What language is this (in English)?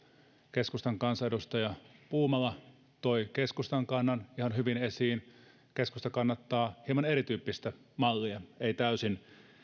Finnish